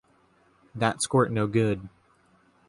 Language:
English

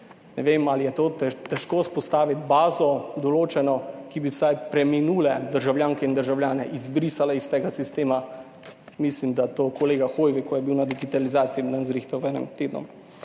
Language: Slovenian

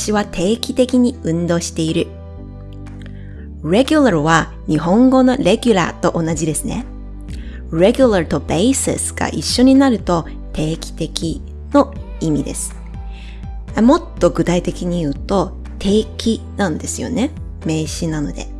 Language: Japanese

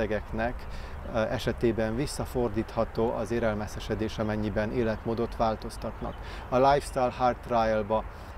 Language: Hungarian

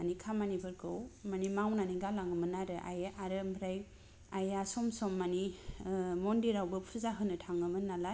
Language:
Bodo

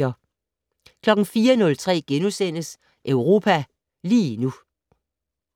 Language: Danish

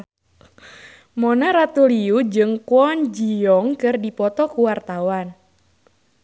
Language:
Sundanese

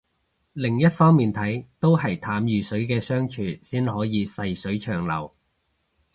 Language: Cantonese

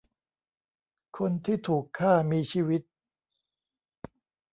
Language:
Thai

